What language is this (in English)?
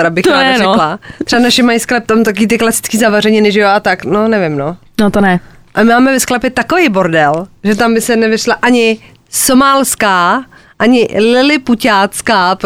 Czech